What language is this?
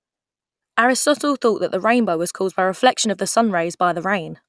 English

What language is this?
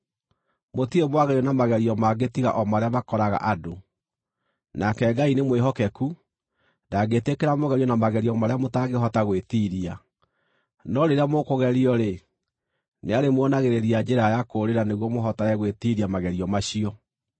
Kikuyu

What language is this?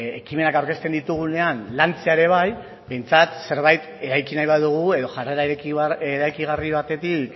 Basque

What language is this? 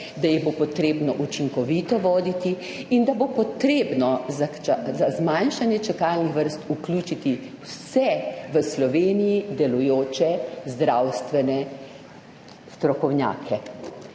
Slovenian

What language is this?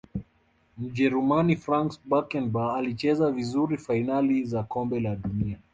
Swahili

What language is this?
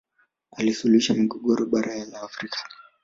Swahili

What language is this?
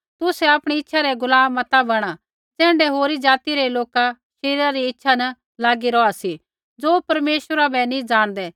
Kullu Pahari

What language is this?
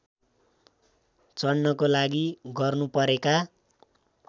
Nepali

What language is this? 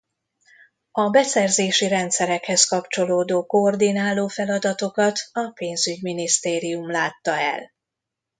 Hungarian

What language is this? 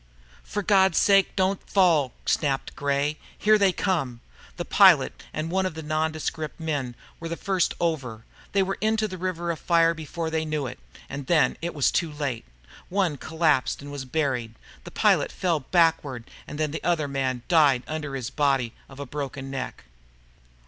English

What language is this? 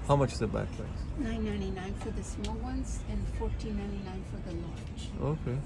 Turkish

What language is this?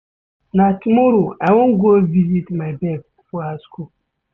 Nigerian Pidgin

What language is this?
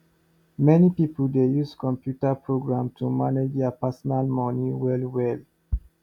Nigerian Pidgin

